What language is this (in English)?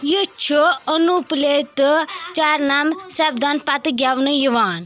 Kashmiri